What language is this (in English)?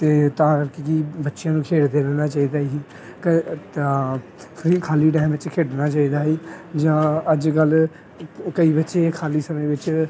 Punjabi